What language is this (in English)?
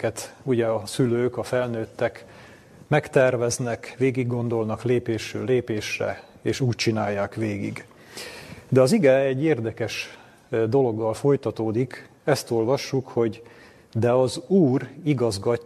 Hungarian